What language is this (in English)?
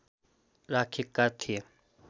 Nepali